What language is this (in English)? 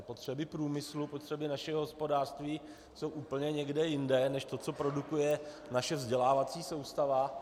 Czech